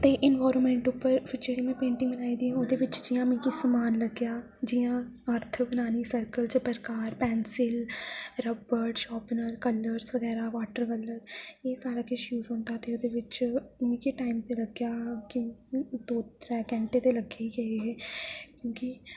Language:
Dogri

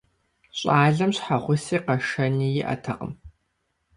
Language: Kabardian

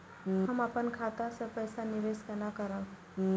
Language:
Maithili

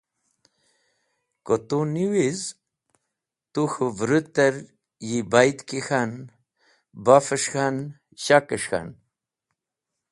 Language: Wakhi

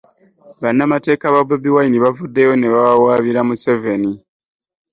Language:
Ganda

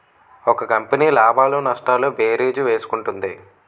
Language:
Telugu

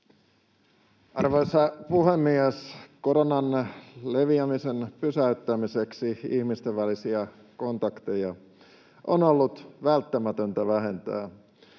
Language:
Finnish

